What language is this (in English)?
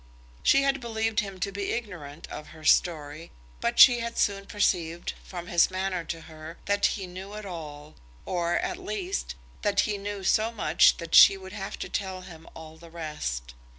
English